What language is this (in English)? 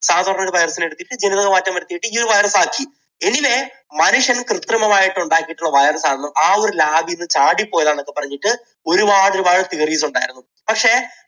Malayalam